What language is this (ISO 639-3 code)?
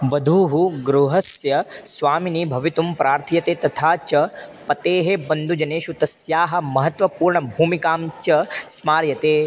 san